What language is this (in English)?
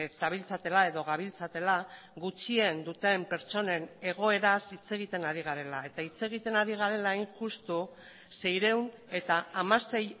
Basque